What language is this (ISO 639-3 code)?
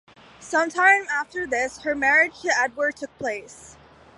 eng